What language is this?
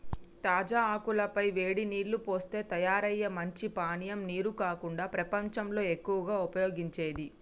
Telugu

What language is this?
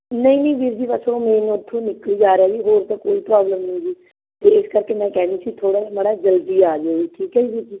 Punjabi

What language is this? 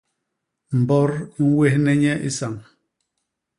Basaa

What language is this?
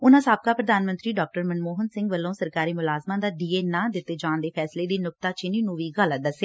Punjabi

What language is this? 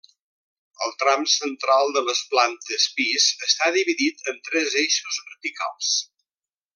Catalan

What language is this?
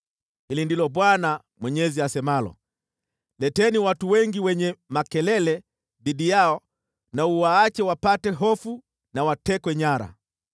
Swahili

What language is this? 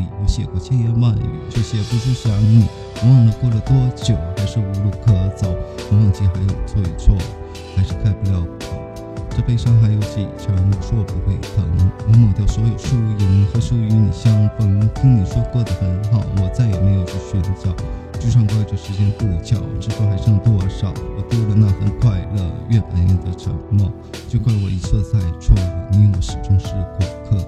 Chinese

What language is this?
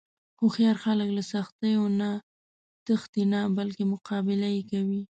Pashto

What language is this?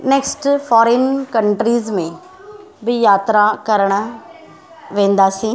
Sindhi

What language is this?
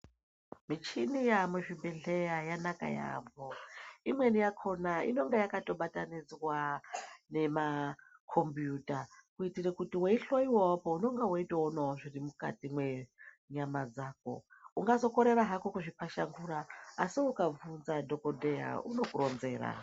Ndau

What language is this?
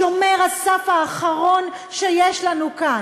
Hebrew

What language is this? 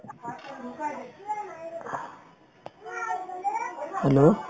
Assamese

